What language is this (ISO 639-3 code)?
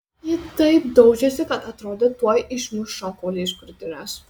lit